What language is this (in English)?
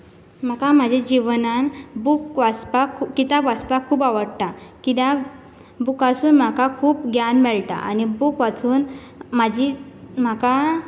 Konkani